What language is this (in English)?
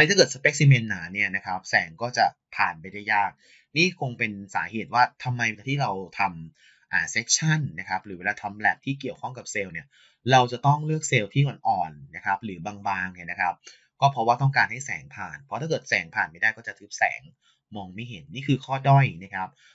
Thai